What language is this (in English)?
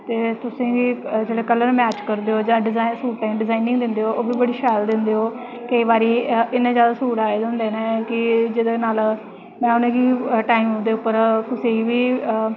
Dogri